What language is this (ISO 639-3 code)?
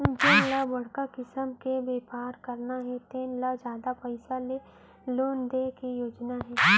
hne